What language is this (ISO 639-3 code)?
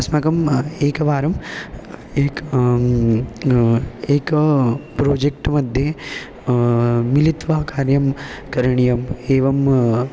san